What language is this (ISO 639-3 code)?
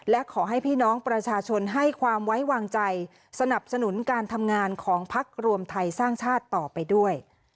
tha